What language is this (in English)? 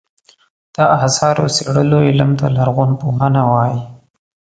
Pashto